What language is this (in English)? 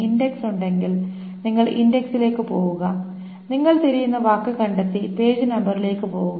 Malayalam